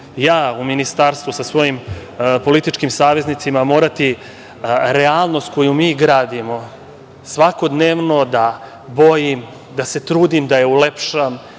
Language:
Serbian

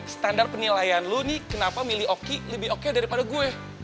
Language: Indonesian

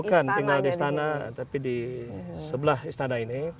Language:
Indonesian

